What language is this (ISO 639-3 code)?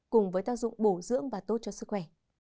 vie